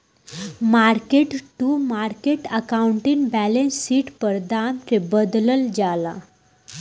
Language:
Bhojpuri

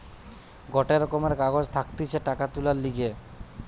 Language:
Bangla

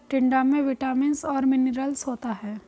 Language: Hindi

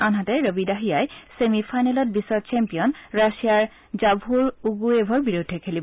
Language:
Assamese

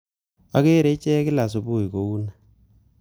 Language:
Kalenjin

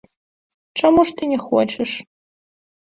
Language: Belarusian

